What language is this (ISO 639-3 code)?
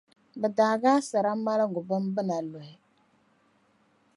dag